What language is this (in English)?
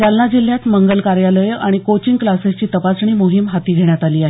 Marathi